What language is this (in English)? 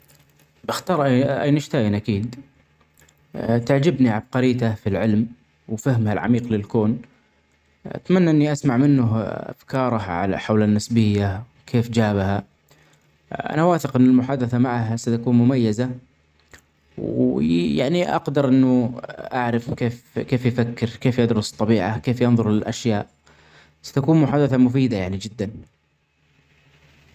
Omani Arabic